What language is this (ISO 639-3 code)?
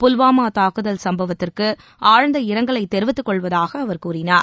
tam